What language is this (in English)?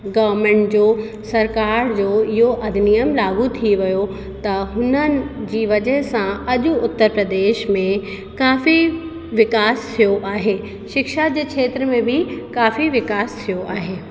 Sindhi